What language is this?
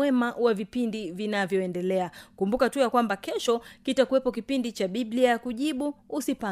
Swahili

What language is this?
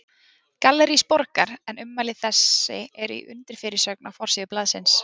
Icelandic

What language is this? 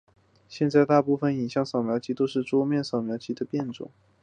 Chinese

